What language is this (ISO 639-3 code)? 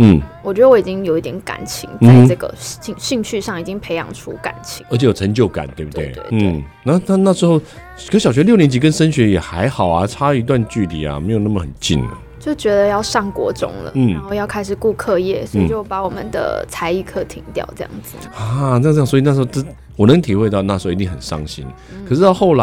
zho